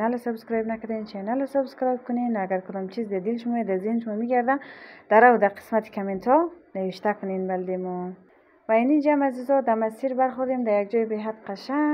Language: Persian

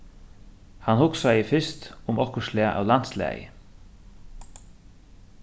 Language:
Faroese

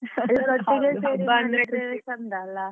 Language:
Kannada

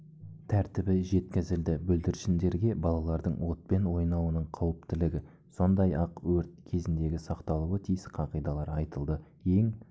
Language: Kazakh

